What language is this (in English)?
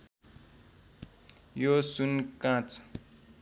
Nepali